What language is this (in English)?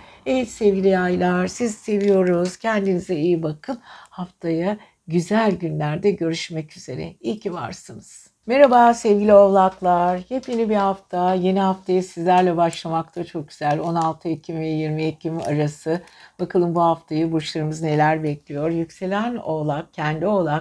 Turkish